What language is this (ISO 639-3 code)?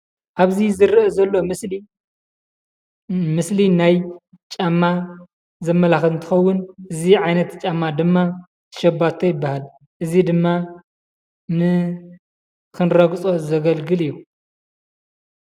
tir